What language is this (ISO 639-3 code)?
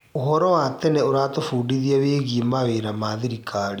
kik